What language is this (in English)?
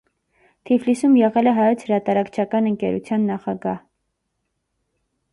Armenian